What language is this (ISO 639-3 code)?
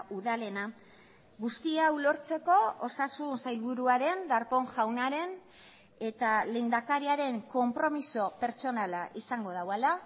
eus